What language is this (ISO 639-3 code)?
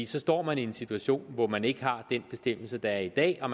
dan